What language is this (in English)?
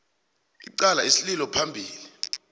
South Ndebele